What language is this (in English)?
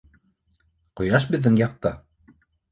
Bashkir